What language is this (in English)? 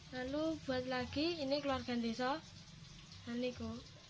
Indonesian